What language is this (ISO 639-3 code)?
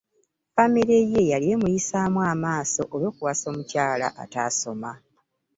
lug